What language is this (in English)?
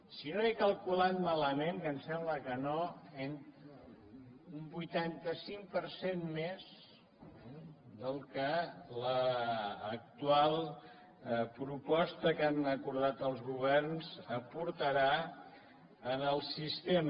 Catalan